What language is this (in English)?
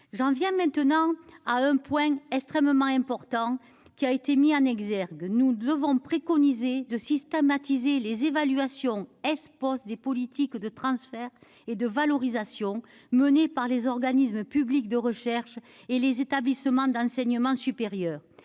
French